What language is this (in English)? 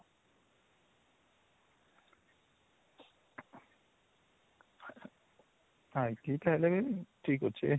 Odia